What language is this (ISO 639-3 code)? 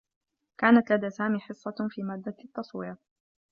ara